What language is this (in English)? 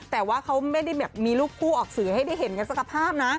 Thai